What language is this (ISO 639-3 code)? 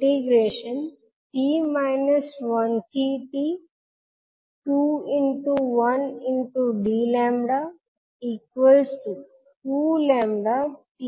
guj